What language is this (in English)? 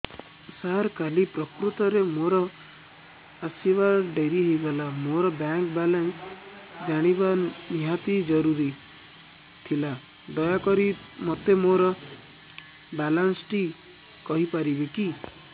Odia